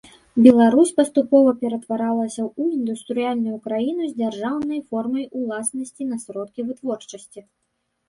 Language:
Belarusian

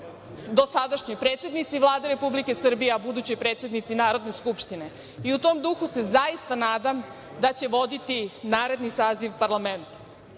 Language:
Serbian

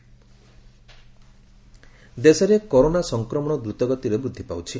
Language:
Odia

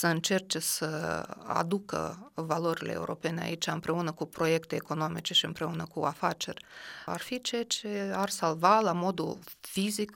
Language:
Romanian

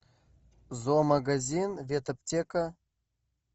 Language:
Russian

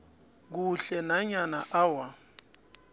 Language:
South Ndebele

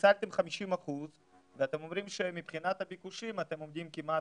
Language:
Hebrew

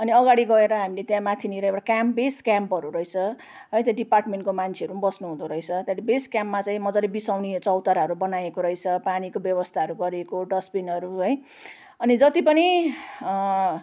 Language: Nepali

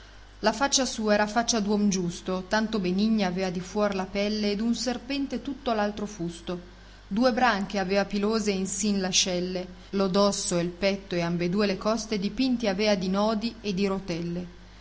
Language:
Italian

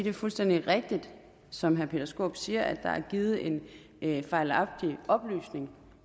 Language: Danish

